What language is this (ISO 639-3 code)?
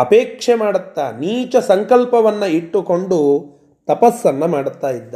kan